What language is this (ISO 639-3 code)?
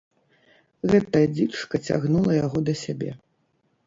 bel